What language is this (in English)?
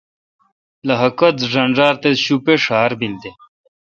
Kalkoti